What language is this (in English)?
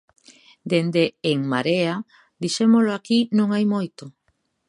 Galician